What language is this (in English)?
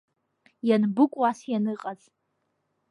Abkhazian